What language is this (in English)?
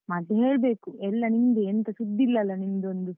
Kannada